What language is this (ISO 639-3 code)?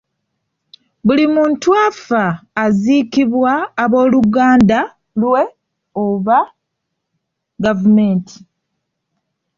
lug